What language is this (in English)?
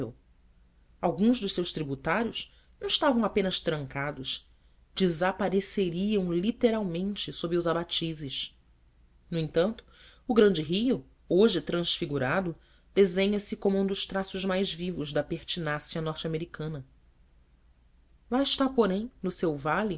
Portuguese